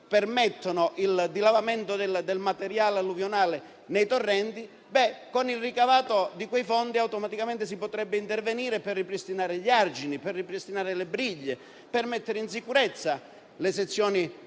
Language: Italian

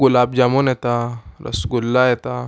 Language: Konkani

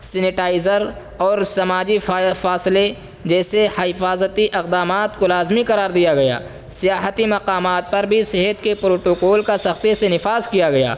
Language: Urdu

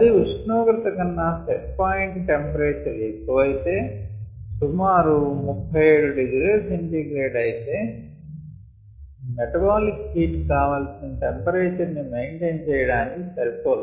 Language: Telugu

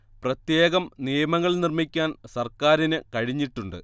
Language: Malayalam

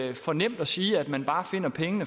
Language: Danish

